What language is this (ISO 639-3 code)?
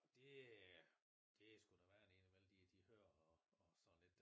dan